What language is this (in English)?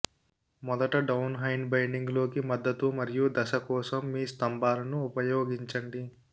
Telugu